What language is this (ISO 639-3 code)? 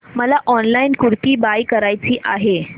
mar